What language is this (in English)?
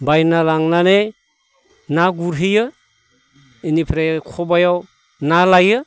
Bodo